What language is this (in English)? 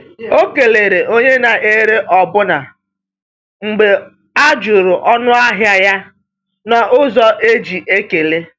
Igbo